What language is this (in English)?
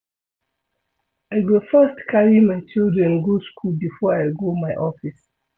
Nigerian Pidgin